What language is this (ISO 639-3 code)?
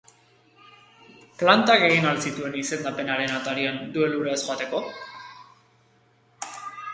eus